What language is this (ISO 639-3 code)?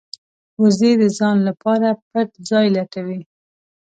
pus